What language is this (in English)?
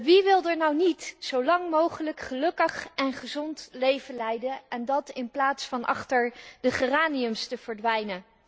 Dutch